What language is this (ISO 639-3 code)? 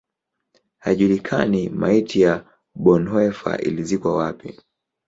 swa